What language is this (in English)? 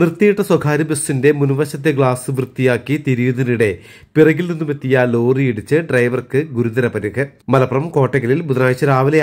Thai